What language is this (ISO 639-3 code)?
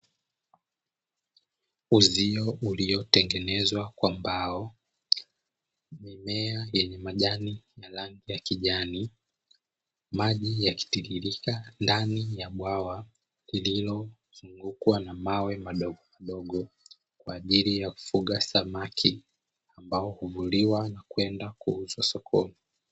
swa